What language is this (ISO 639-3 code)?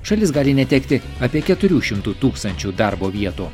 lit